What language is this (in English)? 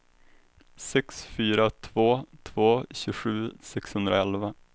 Swedish